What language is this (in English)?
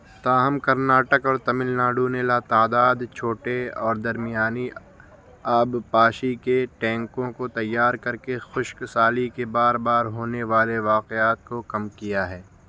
Urdu